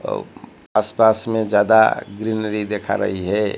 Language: Hindi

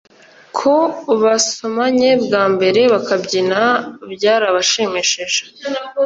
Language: Kinyarwanda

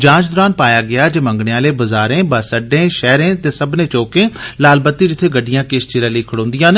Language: Dogri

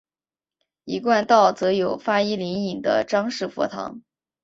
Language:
Chinese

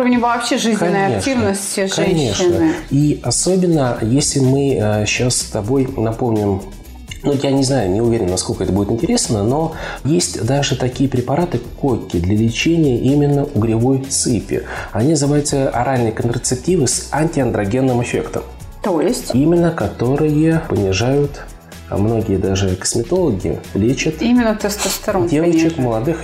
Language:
Russian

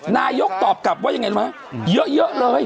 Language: Thai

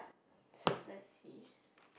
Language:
English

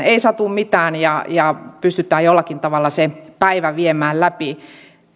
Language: Finnish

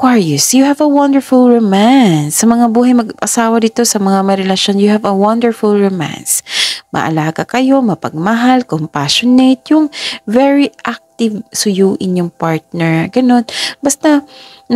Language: Filipino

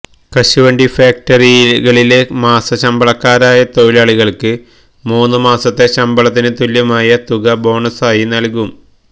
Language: Malayalam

